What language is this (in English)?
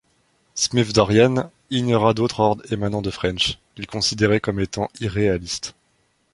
French